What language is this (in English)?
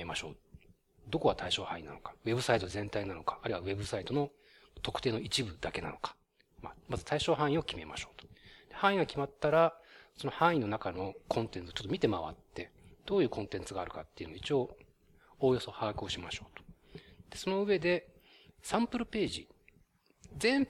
Japanese